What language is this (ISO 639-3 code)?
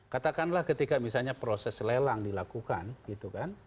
ind